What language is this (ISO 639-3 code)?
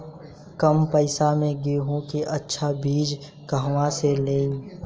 bho